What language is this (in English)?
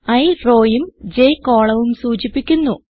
Malayalam